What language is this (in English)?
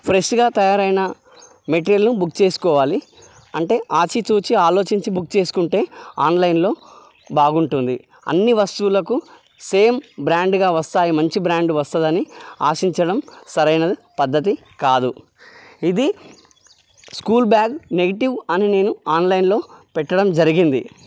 Telugu